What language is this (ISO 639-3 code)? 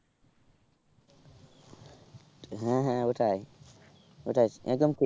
ben